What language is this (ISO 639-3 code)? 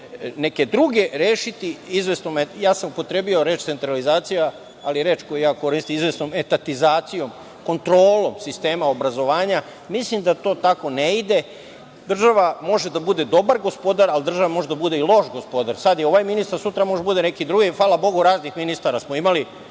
srp